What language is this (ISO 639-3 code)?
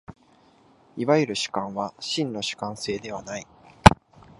jpn